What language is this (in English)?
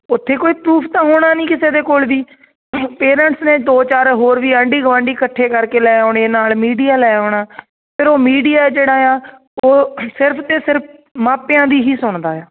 Punjabi